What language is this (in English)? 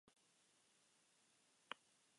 Basque